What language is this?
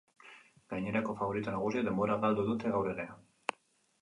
Basque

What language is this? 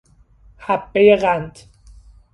Persian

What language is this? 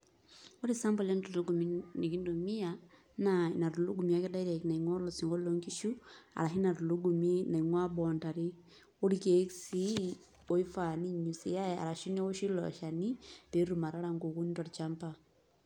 Masai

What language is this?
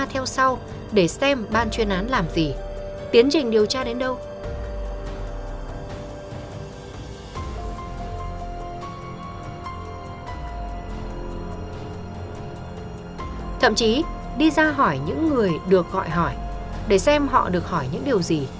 Vietnamese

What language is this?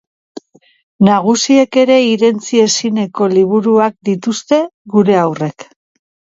Basque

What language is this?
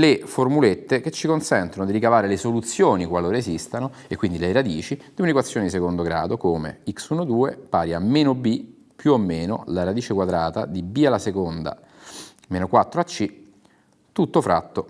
Italian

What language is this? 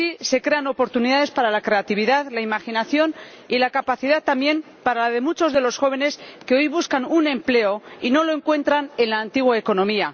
Spanish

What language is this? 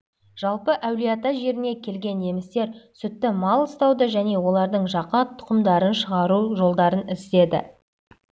Kazakh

